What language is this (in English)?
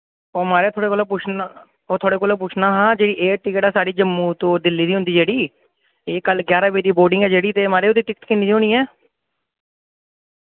Dogri